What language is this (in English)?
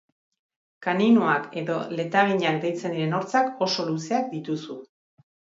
Basque